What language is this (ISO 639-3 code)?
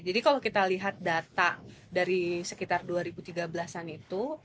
ind